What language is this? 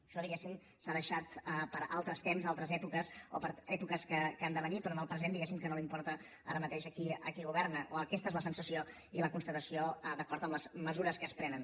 Catalan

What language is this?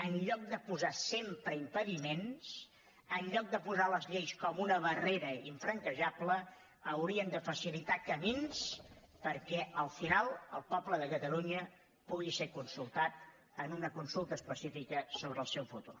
Catalan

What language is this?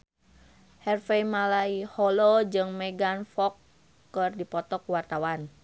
Sundanese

